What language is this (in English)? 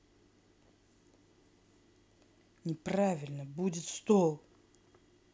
Russian